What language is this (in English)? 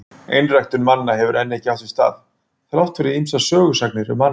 Icelandic